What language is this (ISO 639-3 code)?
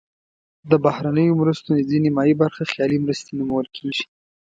pus